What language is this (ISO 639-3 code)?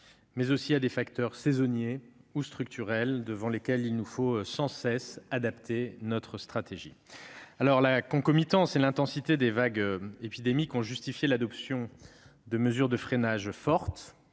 fra